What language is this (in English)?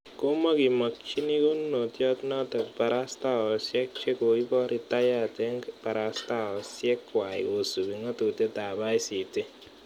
Kalenjin